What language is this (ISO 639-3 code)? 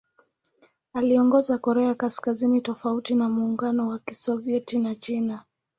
swa